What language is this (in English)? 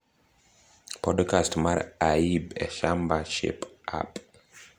Luo (Kenya and Tanzania)